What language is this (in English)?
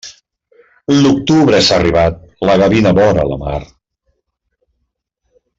Catalan